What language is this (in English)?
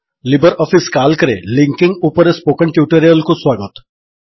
Odia